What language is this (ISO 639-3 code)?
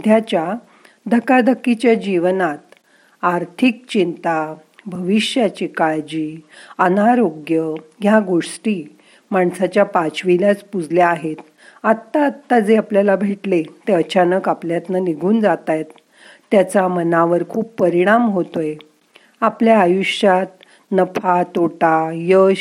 mar